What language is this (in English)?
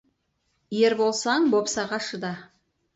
Kazakh